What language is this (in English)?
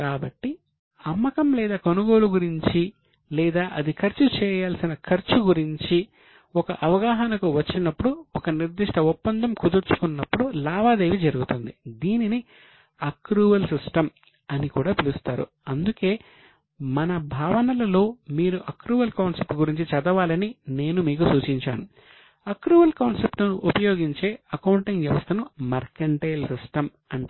Telugu